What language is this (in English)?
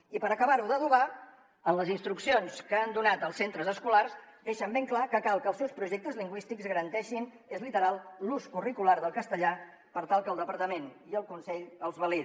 Catalan